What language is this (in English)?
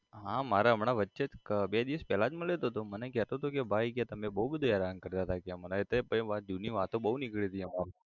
Gujarati